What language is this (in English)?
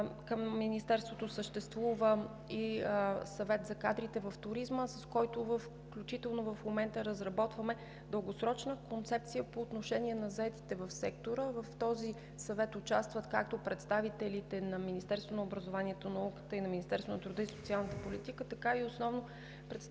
Bulgarian